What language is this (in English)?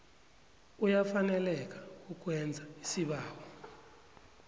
South Ndebele